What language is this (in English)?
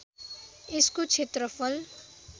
Nepali